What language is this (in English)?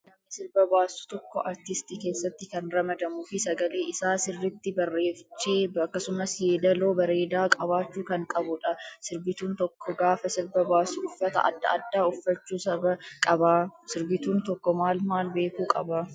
Oromo